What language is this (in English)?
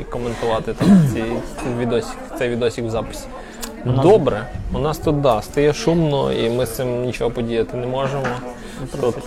Ukrainian